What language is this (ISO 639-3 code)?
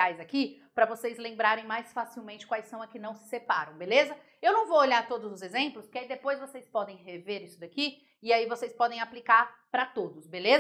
por